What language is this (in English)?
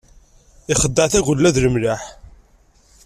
Kabyle